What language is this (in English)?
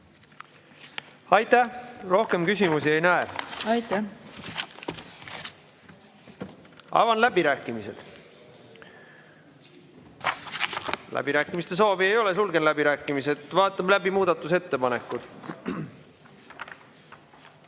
Estonian